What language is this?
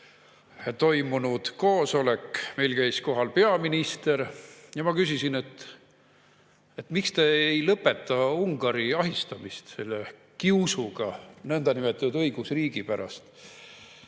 Estonian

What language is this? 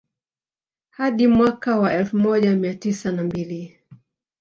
Swahili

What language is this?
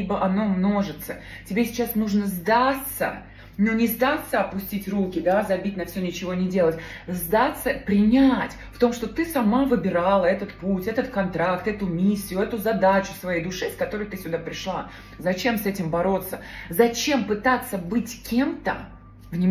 Russian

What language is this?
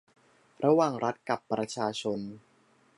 Thai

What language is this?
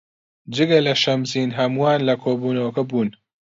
Central Kurdish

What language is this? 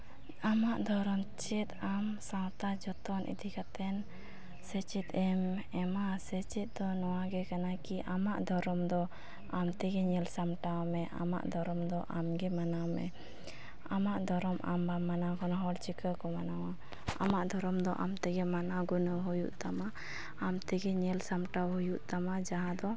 Santali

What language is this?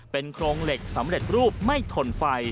Thai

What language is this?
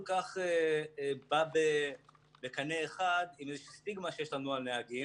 Hebrew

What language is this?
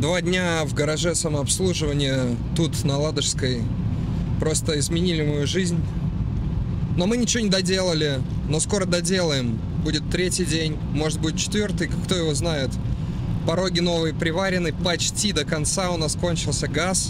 Russian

